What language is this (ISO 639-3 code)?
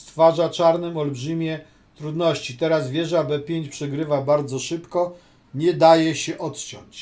pol